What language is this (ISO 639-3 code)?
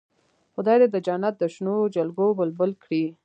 pus